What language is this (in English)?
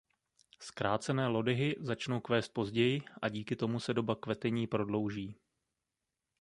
Czech